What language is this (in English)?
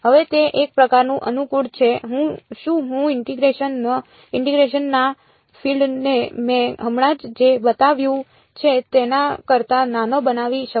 Gujarati